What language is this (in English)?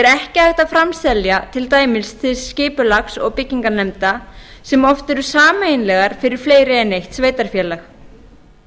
Icelandic